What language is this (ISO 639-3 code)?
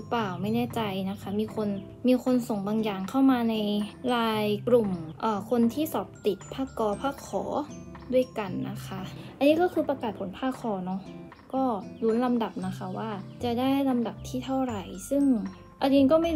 tha